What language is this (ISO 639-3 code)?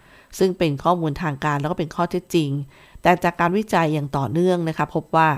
tha